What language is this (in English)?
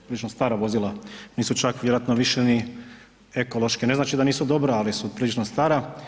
Croatian